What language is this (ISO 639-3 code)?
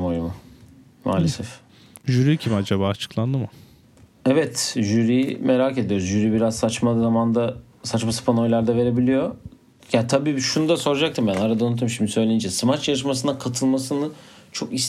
tur